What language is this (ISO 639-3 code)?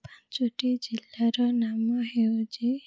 ori